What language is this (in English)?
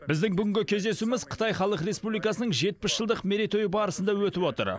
Kazakh